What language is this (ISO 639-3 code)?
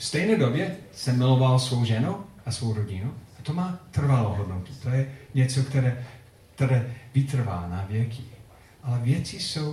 ces